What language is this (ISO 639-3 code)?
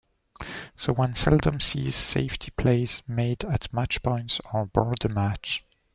eng